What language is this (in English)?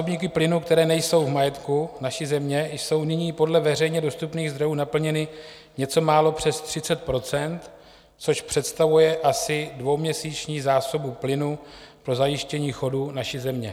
Czech